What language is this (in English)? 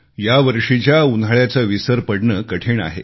Marathi